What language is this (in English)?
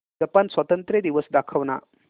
Marathi